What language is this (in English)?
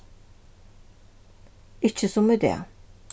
Faroese